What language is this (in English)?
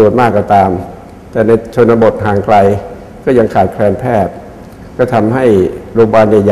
Thai